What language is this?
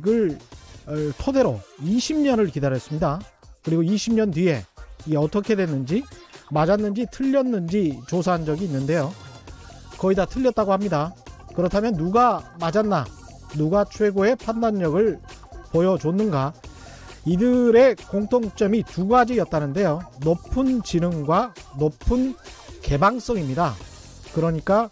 Korean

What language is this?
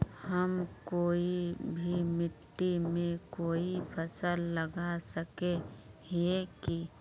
Magahi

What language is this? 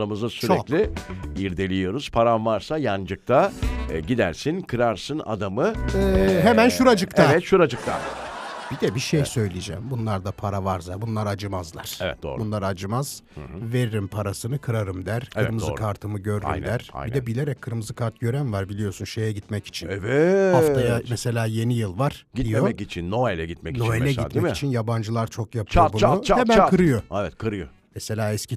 Turkish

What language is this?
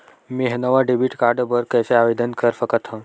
Chhattisgarhi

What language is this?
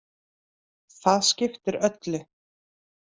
Icelandic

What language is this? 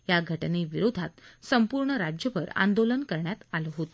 Marathi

